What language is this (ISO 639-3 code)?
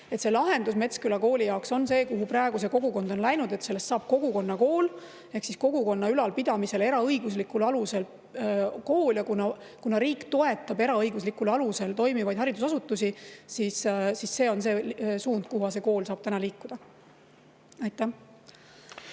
est